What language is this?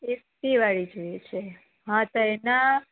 Gujarati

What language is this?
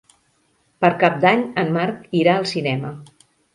Catalan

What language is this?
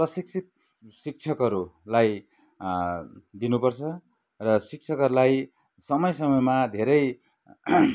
Nepali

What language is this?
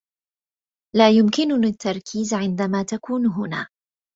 Arabic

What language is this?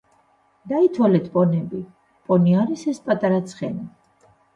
Georgian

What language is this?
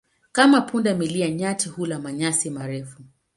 Swahili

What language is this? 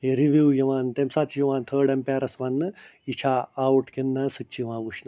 Kashmiri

